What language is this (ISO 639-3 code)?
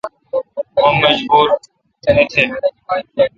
xka